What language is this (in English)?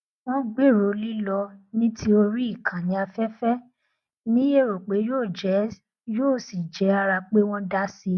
Yoruba